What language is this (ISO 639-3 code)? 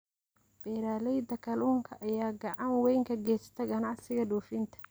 som